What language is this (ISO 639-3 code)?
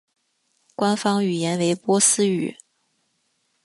zho